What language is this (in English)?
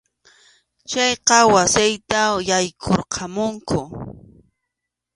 Arequipa-La Unión Quechua